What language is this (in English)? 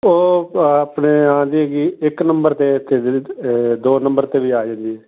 Punjabi